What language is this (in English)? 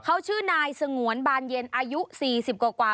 Thai